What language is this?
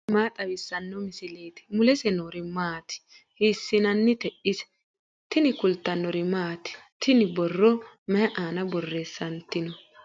Sidamo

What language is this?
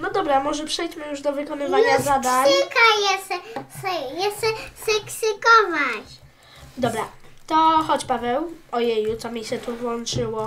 Polish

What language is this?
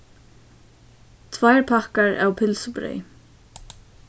Faroese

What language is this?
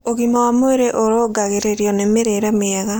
Kikuyu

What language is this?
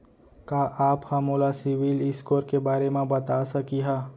Chhattisgarhi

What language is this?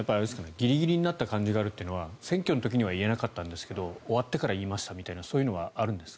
Japanese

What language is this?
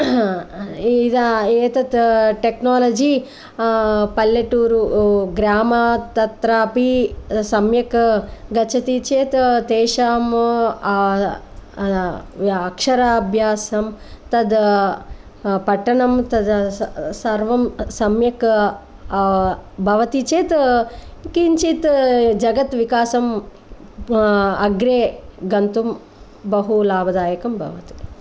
Sanskrit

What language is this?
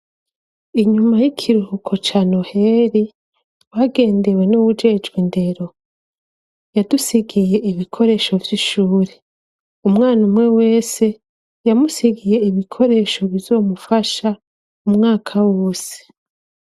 Rundi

